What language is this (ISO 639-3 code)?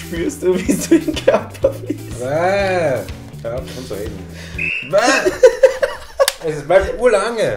deu